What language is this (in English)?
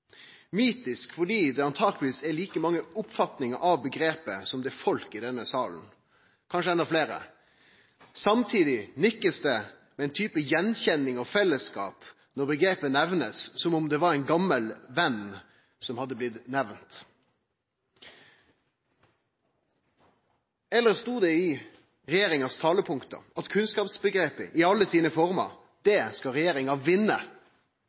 Norwegian Nynorsk